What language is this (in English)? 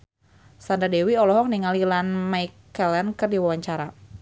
Sundanese